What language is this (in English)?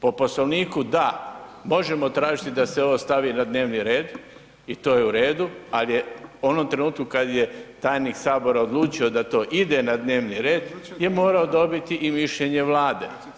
Croatian